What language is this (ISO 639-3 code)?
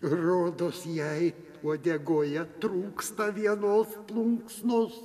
lit